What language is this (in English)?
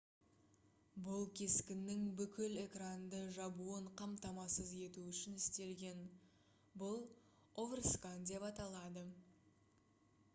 Kazakh